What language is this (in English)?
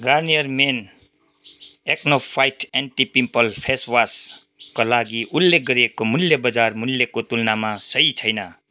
Nepali